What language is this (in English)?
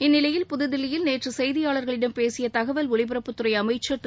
Tamil